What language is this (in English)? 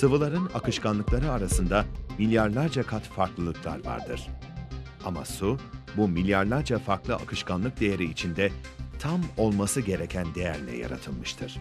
Turkish